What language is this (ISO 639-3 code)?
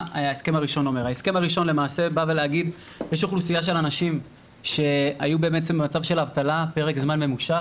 heb